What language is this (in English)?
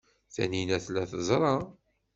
Kabyle